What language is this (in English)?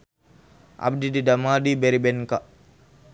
Sundanese